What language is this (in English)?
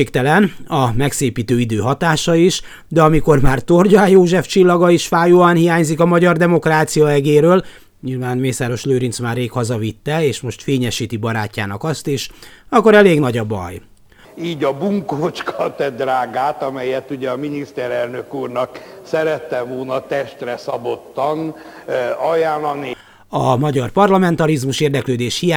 Hungarian